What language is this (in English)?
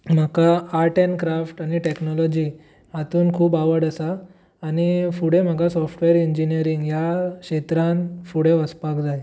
Konkani